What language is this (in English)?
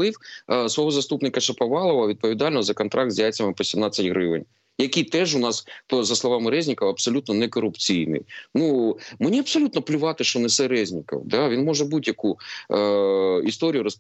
Ukrainian